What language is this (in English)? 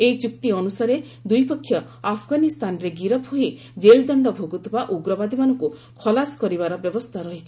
Odia